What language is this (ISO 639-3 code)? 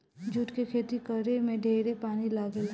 bho